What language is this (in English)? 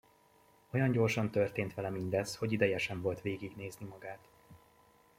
Hungarian